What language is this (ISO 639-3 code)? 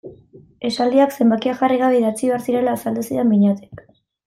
eus